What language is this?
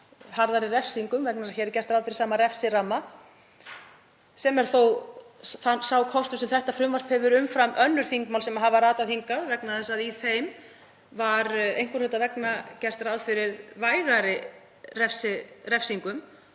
Icelandic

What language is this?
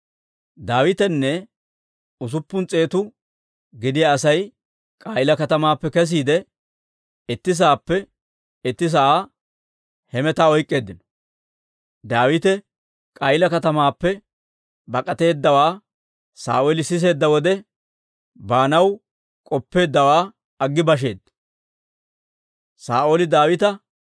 Dawro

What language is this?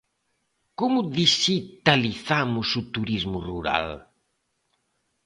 Galician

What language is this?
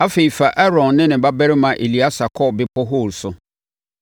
Akan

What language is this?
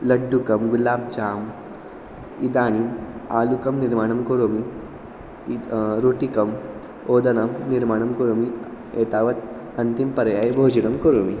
Sanskrit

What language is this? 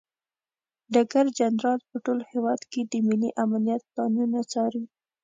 Pashto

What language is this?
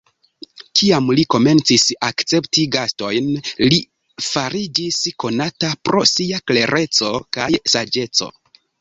Esperanto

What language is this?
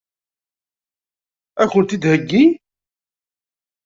Kabyle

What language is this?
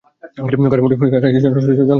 Bangla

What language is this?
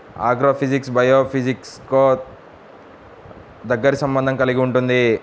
Telugu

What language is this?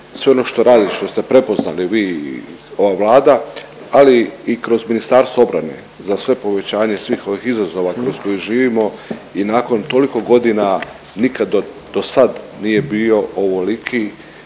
Croatian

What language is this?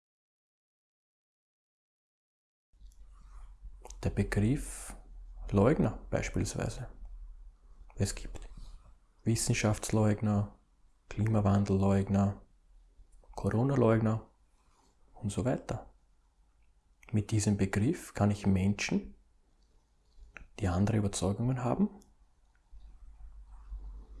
German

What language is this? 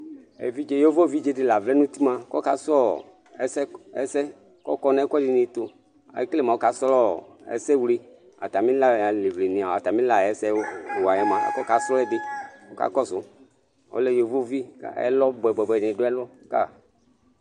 Ikposo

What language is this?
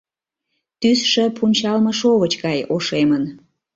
Mari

